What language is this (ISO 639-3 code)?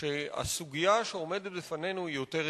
heb